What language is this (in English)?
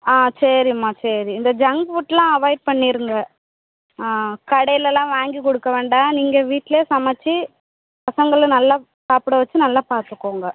Tamil